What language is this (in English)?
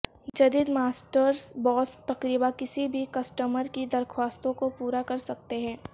Urdu